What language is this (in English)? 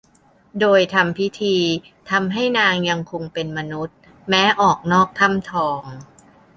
Thai